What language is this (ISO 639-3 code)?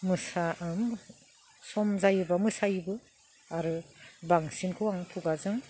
brx